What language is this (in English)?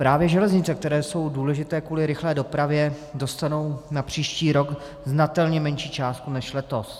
Czech